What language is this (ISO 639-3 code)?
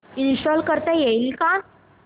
mar